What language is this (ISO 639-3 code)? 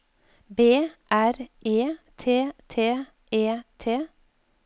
nor